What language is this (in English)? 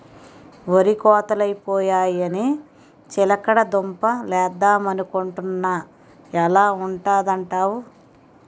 Telugu